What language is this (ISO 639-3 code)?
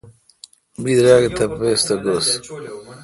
xka